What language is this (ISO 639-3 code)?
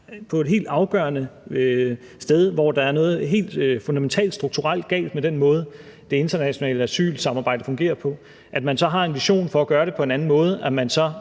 dan